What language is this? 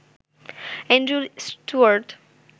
Bangla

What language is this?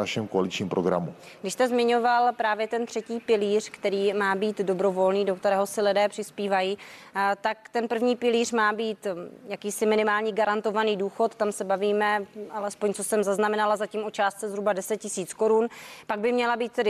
Czech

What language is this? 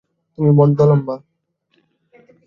Bangla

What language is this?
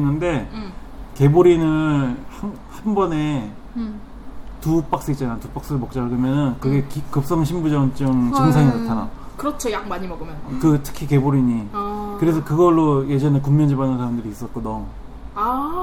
Korean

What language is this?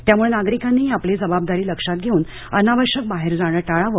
Marathi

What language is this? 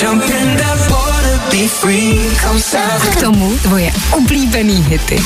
Czech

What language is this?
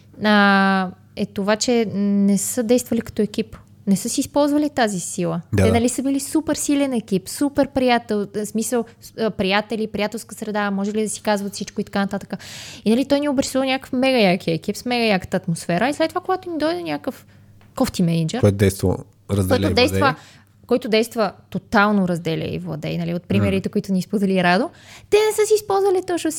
Bulgarian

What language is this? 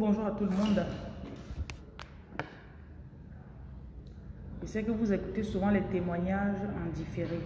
French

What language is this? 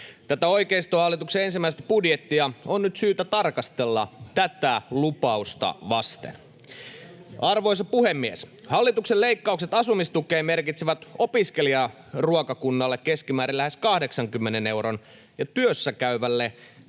Finnish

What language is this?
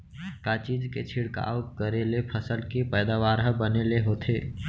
Chhattisgarhi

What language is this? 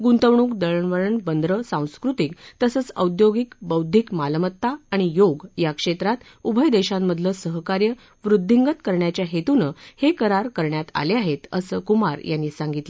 Marathi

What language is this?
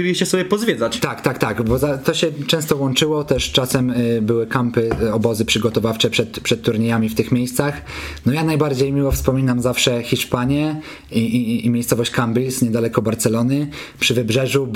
Polish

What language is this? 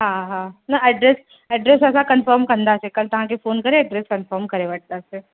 Sindhi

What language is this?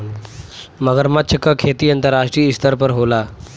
Bhojpuri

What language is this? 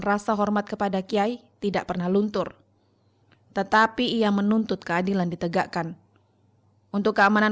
Indonesian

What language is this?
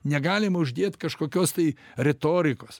Lithuanian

